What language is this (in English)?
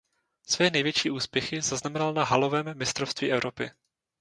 Czech